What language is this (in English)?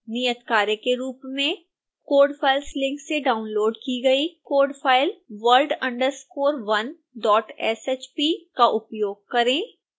Hindi